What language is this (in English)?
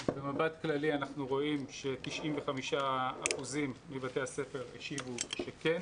Hebrew